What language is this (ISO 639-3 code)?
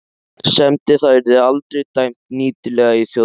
isl